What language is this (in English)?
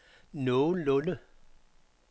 Danish